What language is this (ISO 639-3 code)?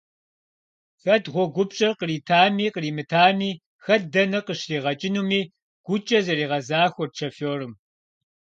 kbd